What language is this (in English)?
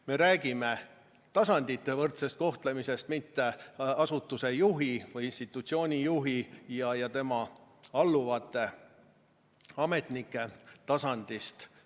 Estonian